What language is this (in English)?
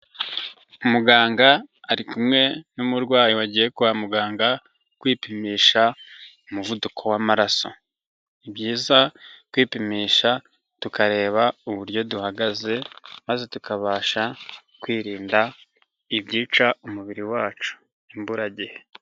Kinyarwanda